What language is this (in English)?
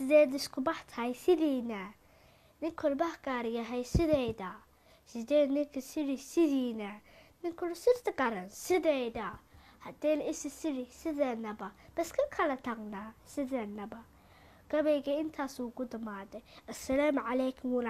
Arabic